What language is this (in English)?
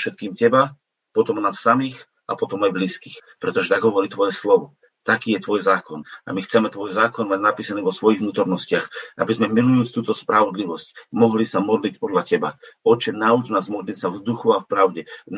Slovak